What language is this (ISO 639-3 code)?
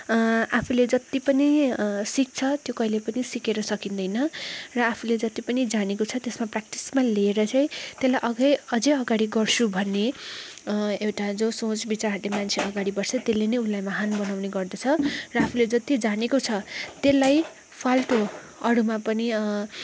nep